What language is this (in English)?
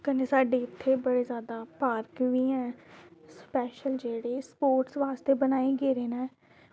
Dogri